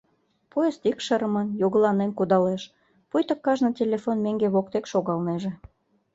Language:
Mari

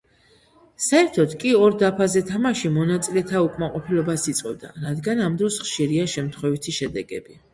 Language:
Georgian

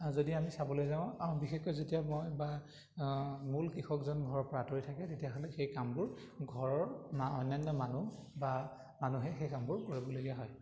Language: Assamese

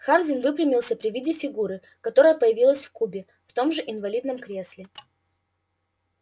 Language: Russian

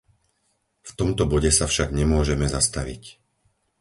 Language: Slovak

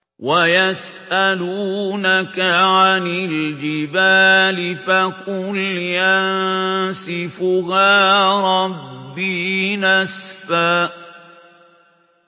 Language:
Arabic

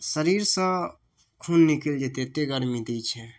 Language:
Maithili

